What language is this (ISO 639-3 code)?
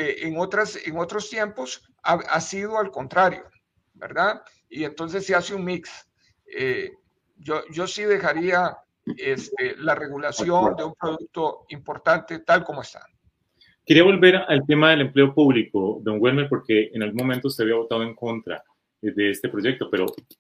spa